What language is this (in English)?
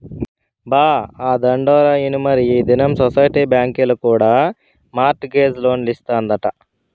Telugu